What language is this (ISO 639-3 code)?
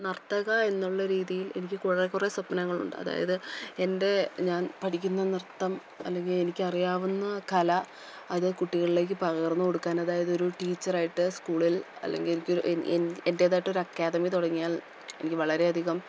mal